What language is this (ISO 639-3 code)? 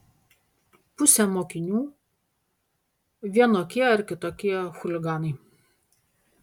lit